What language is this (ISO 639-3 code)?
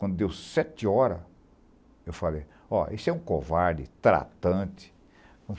por